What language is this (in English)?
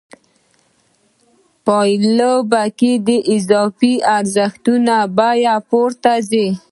Pashto